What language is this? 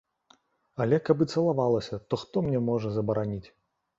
Belarusian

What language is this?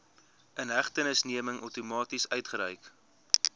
Afrikaans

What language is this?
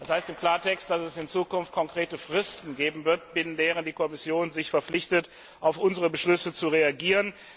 German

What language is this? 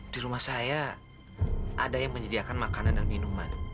Indonesian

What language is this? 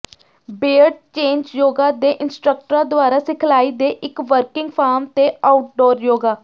Punjabi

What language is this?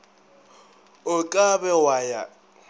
Northern Sotho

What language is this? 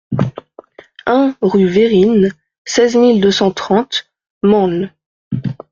French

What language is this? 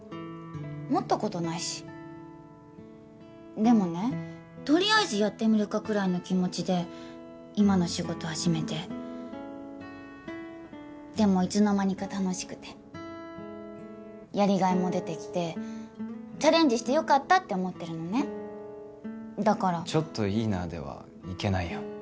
Japanese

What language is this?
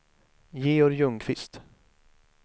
Swedish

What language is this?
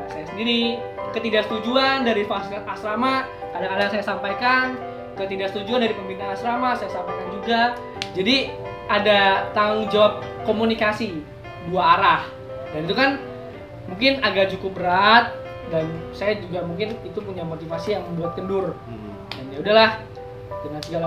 Indonesian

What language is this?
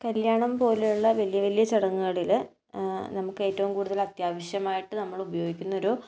Malayalam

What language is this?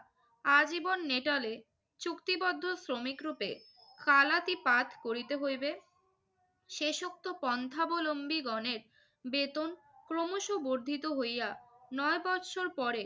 Bangla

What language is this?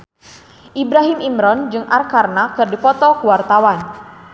Sundanese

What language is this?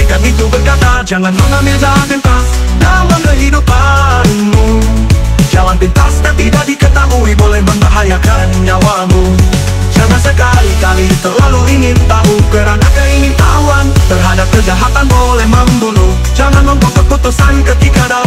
Indonesian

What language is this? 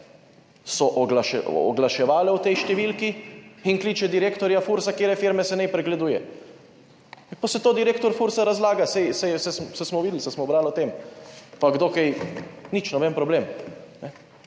Slovenian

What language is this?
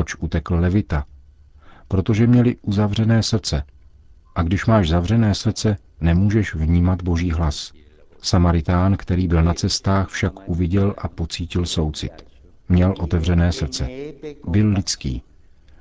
Czech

